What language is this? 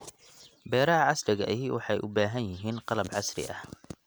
Somali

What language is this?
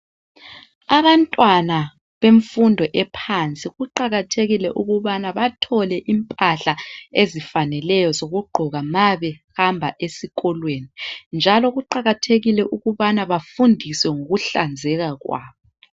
North Ndebele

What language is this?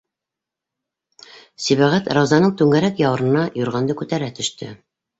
Bashkir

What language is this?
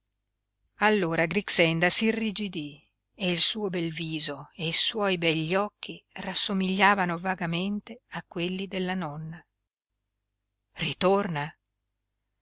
Italian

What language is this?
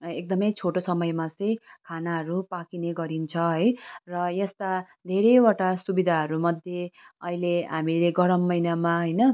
Nepali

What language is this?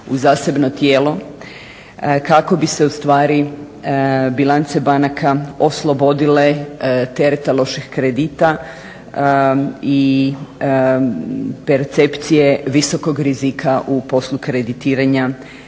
Croatian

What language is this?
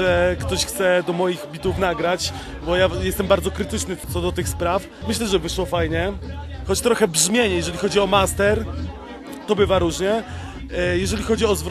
Polish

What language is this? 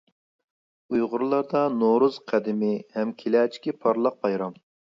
Uyghur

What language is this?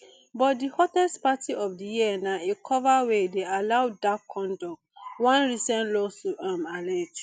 Nigerian Pidgin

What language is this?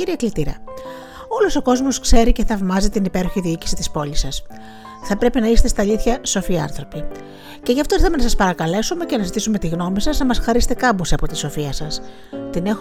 Greek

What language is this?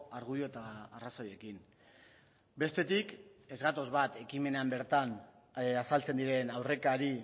Basque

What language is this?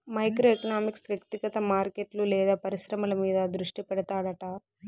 Telugu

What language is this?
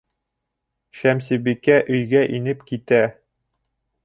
Bashkir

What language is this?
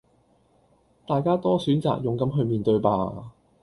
Cantonese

